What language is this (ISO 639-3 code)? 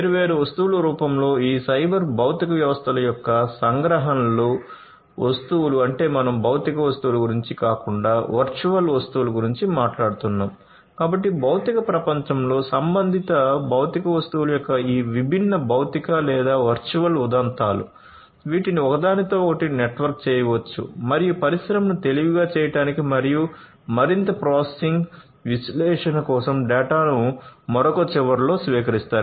tel